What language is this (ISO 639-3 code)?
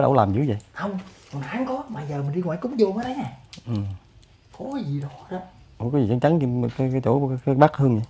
vie